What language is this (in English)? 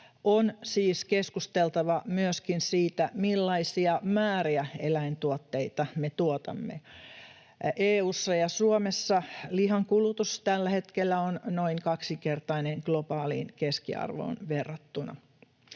Finnish